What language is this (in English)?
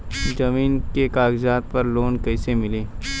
Bhojpuri